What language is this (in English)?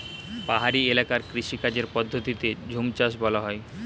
Bangla